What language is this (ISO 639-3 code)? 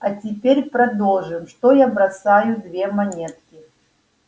rus